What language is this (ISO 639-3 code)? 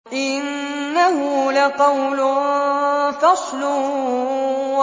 ara